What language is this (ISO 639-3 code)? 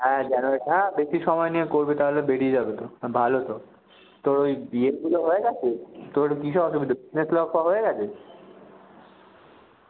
ben